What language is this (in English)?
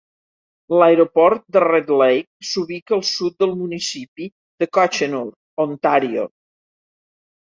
Catalan